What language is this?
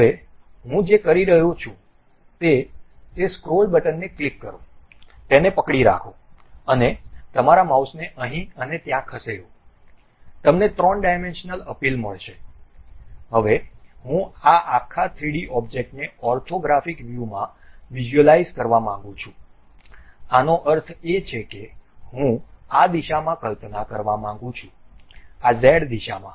Gujarati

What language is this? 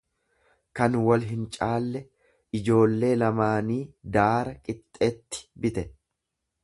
Oromo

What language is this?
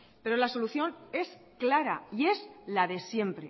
Spanish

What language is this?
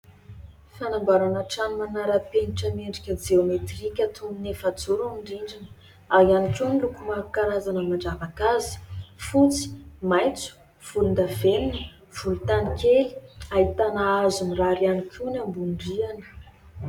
Malagasy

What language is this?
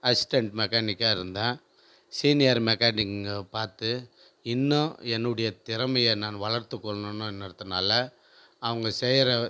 Tamil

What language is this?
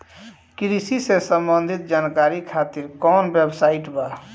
Bhojpuri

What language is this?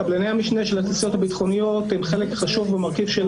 Hebrew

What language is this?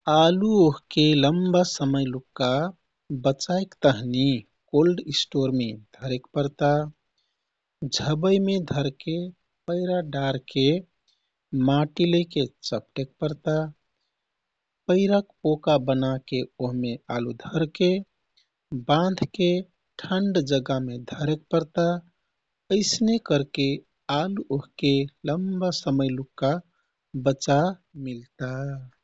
Kathoriya Tharu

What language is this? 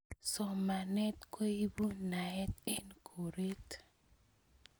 Kalenjin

